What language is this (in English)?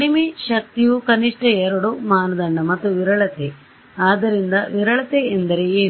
Kannada